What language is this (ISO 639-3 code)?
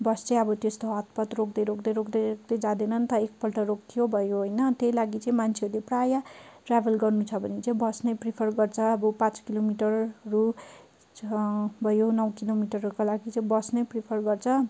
nep